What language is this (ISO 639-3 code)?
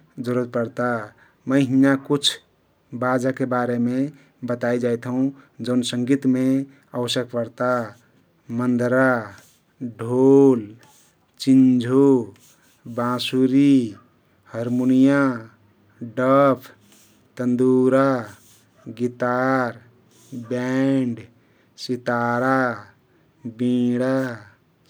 tkt